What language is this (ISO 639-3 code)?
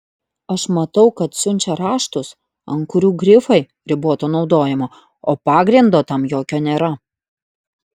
lit